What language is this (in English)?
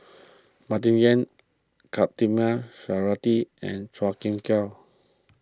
English